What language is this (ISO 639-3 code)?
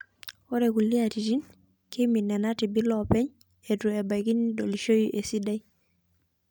mas